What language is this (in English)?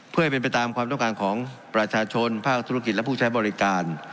Thai